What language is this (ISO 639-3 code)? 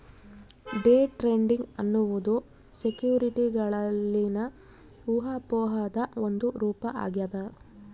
kan